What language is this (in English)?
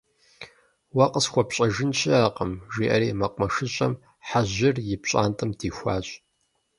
Kabardian